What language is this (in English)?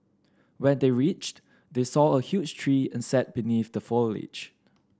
English